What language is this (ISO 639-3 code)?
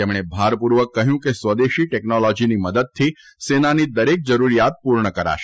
guj